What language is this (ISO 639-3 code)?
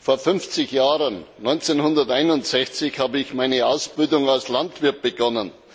deu